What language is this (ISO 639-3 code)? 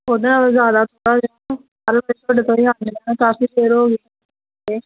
pan